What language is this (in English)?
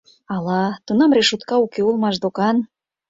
Mari